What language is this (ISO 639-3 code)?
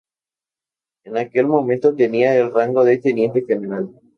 spa